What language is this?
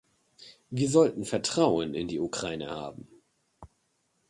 German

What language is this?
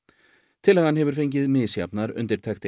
Icelandic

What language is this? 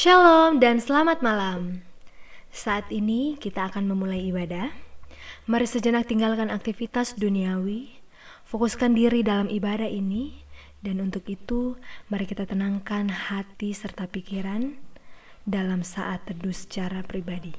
Indonesian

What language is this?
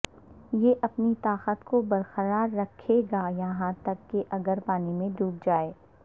Urdu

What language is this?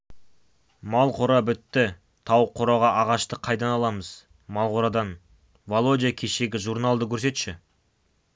Kazakh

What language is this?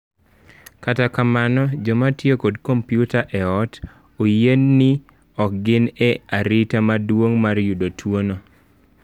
Luo (Kenya and Tanzania)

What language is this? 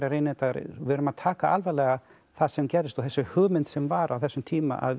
Icelandic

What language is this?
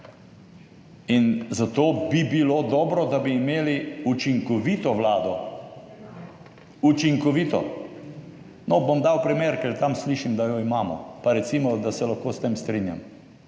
Slovenian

